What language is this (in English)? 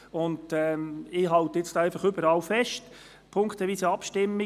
Swiss German